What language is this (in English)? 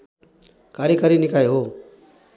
Nepali